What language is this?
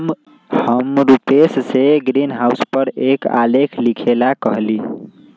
Magahi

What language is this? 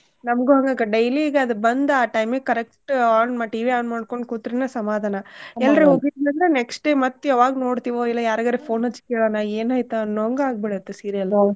Kannada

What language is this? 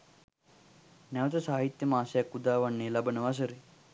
Sinhala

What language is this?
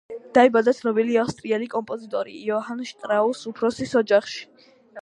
Georgian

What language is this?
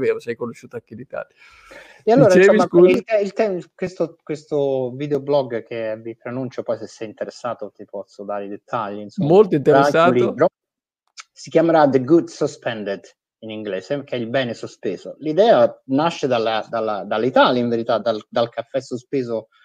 Italian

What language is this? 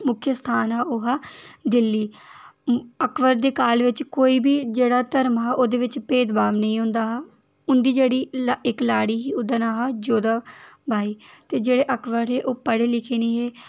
Dogri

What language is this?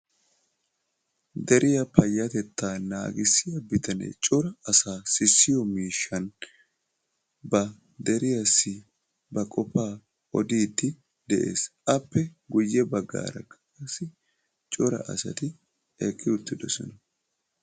Wolaytta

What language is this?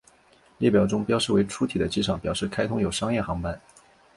Chinese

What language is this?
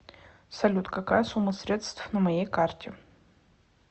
Russian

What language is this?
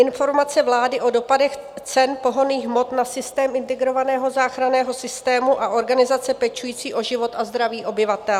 Czech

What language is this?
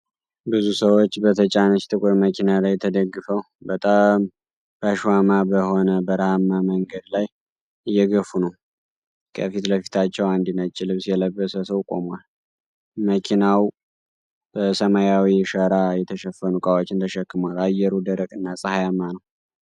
Amharic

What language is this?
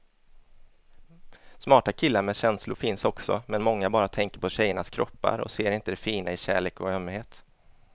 Swedish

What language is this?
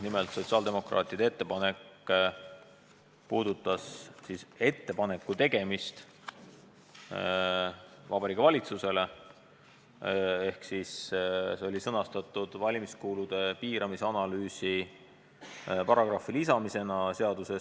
Estonian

